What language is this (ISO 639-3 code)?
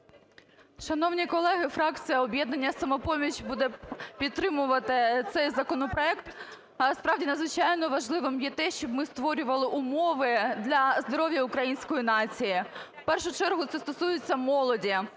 ukr